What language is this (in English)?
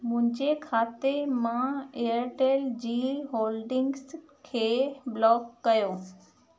Sindhi